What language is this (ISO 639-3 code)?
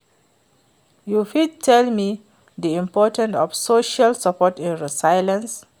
pcm